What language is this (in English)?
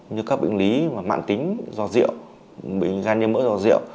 Vietnamese